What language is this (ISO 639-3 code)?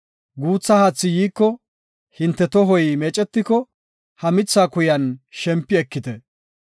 gof